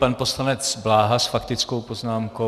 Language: Czech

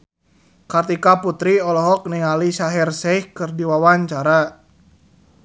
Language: Sundanese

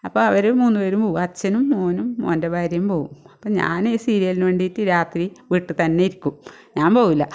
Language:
Malayalam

